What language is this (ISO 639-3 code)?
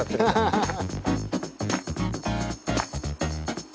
jpn